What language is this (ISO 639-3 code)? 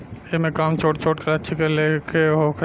bho